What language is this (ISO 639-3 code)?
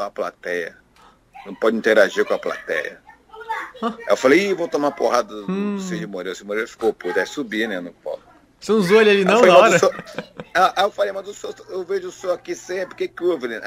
por